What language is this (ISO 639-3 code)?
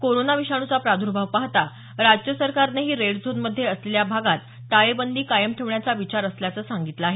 mar